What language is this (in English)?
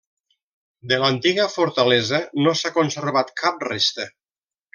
Catalan